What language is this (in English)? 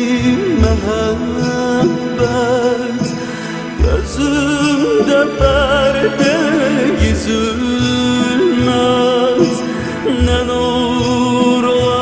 Arabic